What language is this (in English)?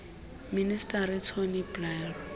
Xhosa